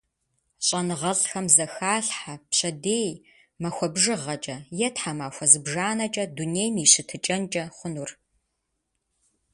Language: Kabardian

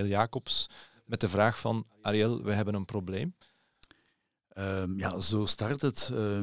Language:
Dutch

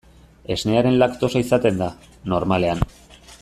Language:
Basque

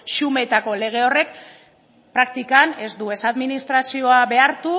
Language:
Basque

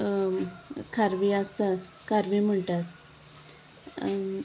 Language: Konkani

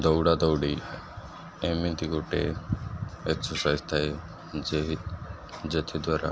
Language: Odia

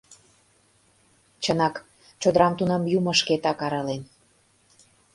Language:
Mari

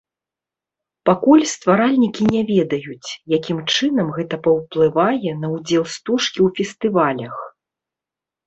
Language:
Belarusian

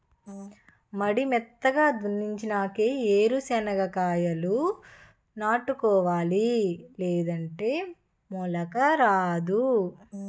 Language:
Telugu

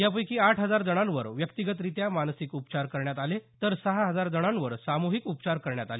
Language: Marathi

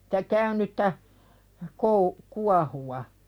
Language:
Finnish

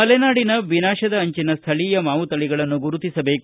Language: Kannada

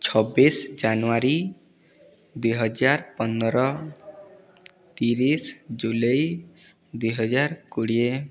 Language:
Odia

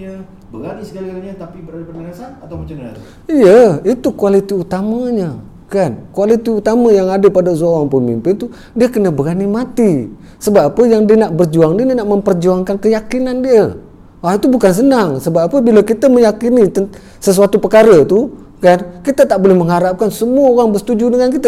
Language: Malay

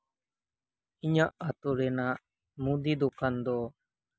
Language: Santali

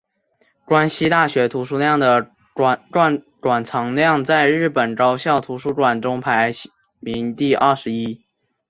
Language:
Chinese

